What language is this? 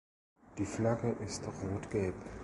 German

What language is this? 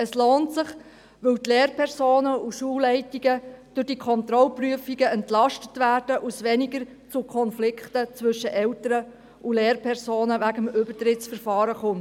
Swiss German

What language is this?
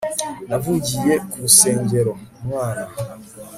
Kinyarwanda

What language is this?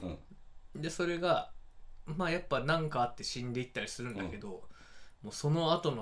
Japanese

